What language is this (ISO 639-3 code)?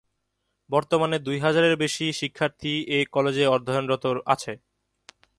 ben